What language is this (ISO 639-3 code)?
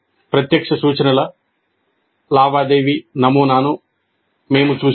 tel